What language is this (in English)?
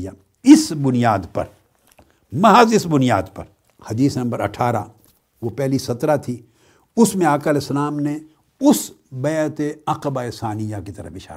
Urdu